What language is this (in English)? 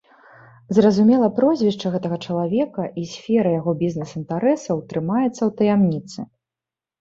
Belarusian